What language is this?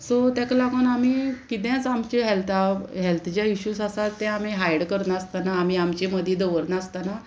Konkani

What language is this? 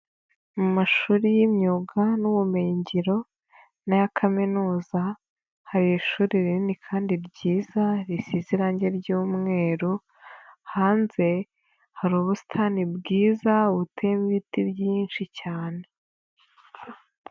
Kinyarwanda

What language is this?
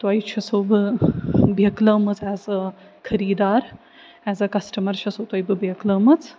Kashmiri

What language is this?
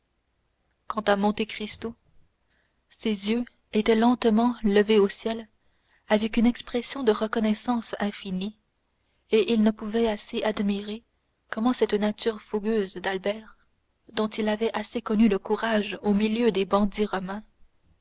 French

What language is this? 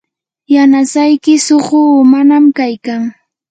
Yanahuanca Pasco Quechua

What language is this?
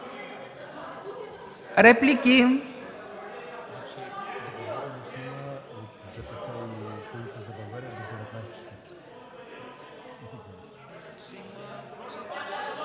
Bulgarian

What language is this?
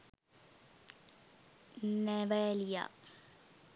Sinhala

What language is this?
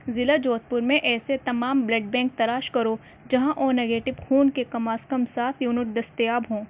Urdu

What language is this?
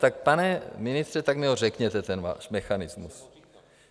Czech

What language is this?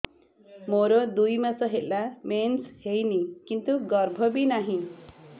Odia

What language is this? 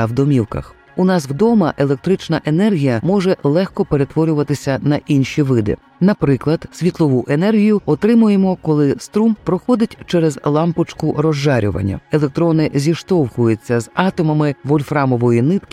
Ukrainian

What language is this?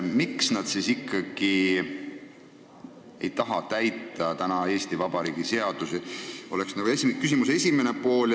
Estonian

